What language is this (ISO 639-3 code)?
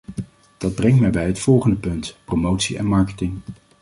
nld